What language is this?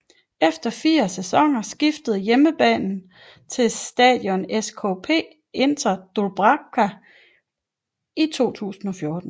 Danish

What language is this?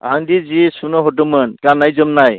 Bodo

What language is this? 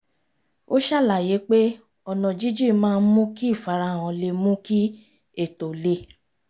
Yoruba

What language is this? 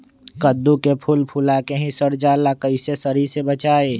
Magahi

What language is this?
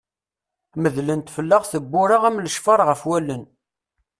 Kabyle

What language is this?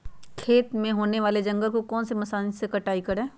Magahi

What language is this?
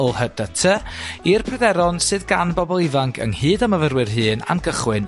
Welsh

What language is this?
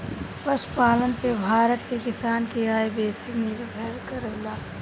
Bhojpuri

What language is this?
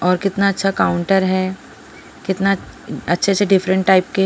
Hindi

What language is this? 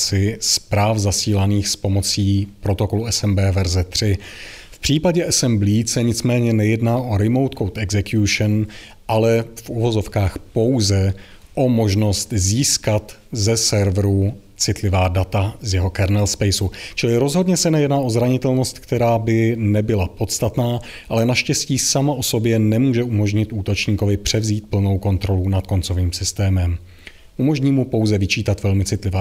Czech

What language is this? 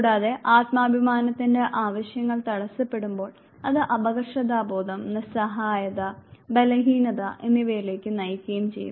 Malayalam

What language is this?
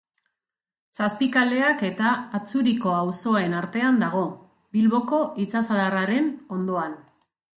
Basque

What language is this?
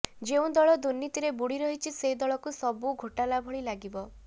Odia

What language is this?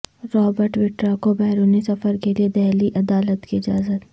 Urdu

